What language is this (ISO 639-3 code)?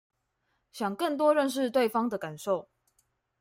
zho